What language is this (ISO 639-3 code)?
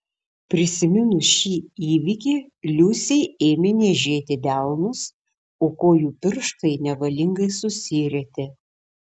lit